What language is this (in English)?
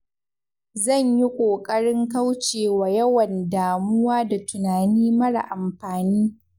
Hausa